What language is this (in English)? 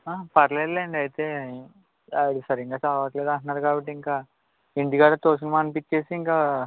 Telugu